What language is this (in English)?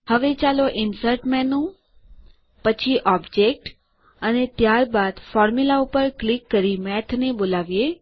Gujarati